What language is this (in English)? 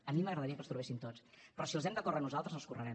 Catalan